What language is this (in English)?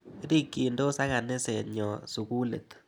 Kalenjin